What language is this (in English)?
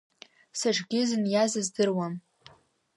Abkhazian